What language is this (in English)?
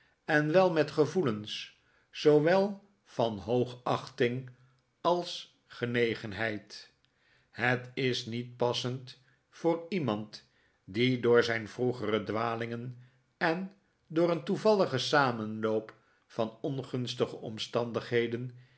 Dutch